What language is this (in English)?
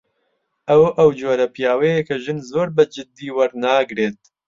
Central Kurdish